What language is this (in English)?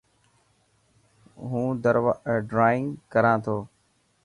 Dhatki